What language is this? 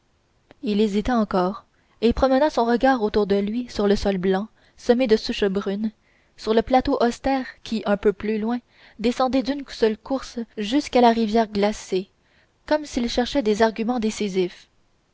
French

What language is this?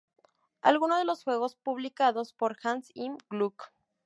Spanish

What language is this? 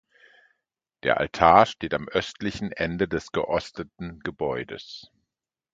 German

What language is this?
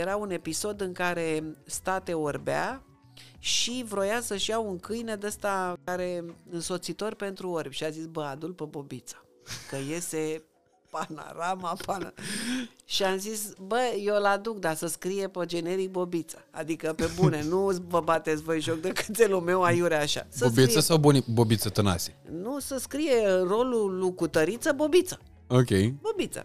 Romanian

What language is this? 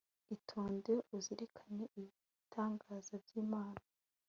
Kinyarwanda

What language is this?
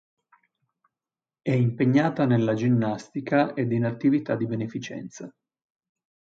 Italian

